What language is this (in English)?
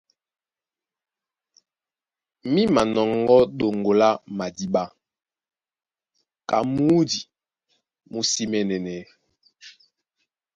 Duala